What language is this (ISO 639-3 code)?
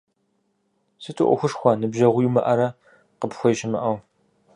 kbd